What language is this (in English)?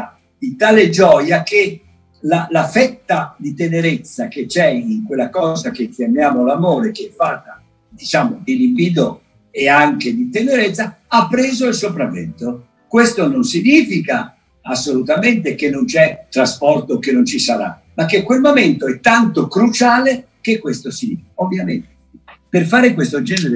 Italian